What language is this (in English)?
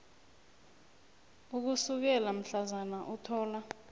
South Ndebele